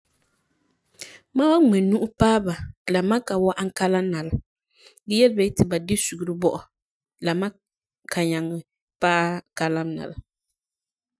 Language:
Frafra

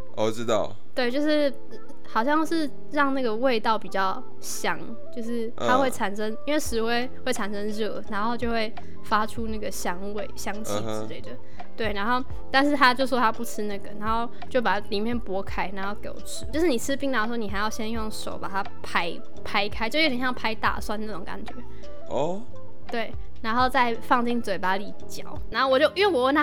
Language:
Chinese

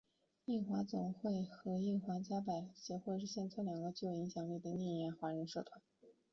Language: Chinese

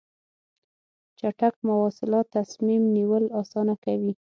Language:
Pashto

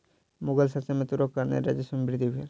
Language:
Maithili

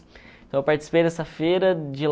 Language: Portuguese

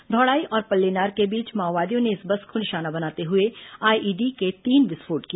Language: Hindi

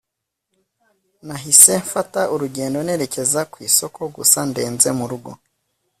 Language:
Kinyarwanda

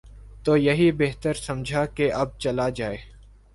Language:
Urdu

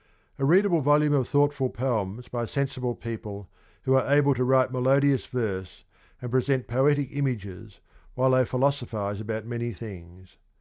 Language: English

